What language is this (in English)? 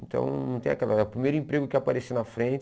Portuguese